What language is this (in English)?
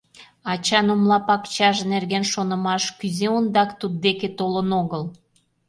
Mari